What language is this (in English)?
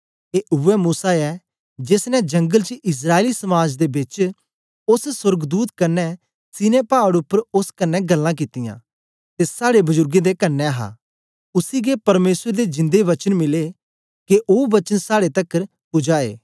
Dogri